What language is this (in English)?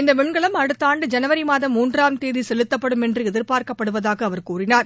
Tamil